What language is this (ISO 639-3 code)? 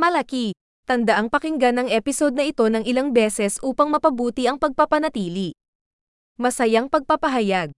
fil